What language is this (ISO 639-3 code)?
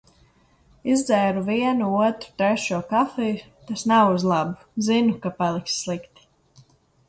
lav